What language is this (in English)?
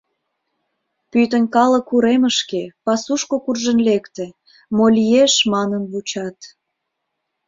Mari